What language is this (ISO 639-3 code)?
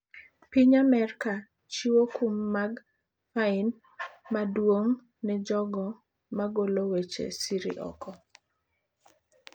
luo